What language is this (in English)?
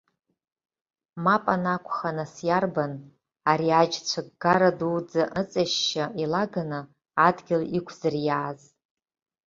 Abkhazian